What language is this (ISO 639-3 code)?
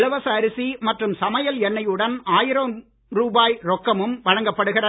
tam